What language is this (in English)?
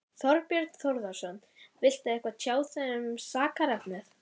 Icelandic